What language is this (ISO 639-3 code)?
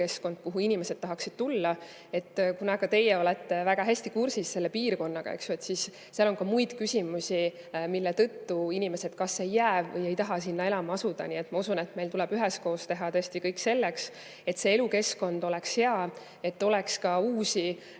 est